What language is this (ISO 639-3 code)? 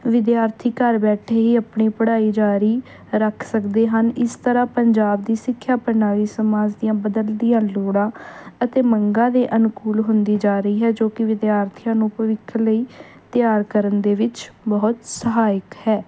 pan